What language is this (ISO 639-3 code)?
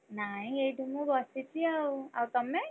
ori